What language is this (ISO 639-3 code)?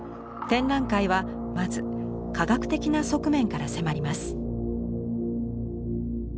jpn